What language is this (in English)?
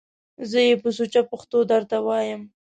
Pashto